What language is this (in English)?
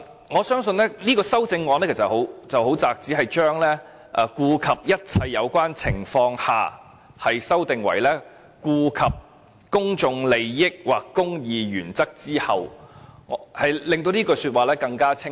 Cantonese